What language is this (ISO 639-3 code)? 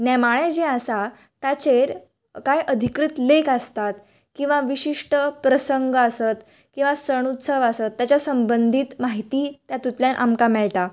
kok